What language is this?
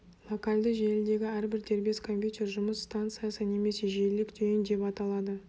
Kazakh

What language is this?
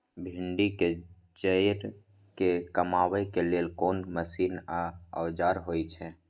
Maithili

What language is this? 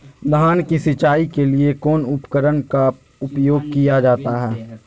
Magahi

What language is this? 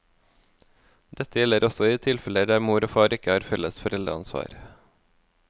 Norwegian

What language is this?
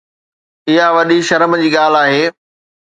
Sindhi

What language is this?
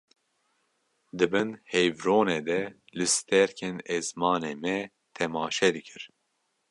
Kurdish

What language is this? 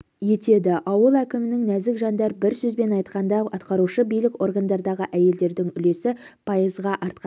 Kazakh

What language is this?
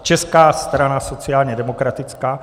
Czech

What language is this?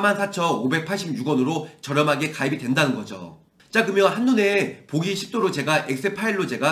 Korean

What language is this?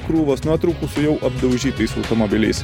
Lithuanian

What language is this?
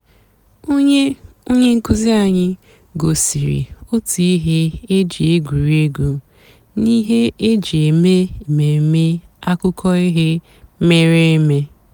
Igbo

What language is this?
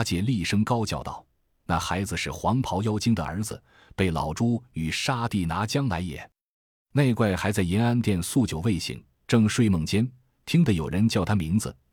Chinese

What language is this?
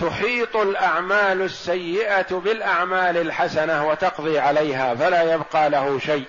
Arabic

